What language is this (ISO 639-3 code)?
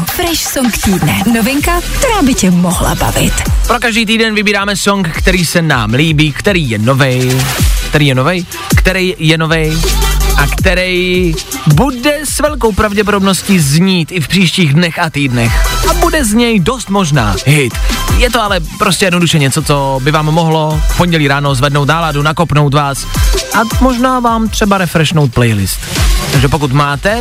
ces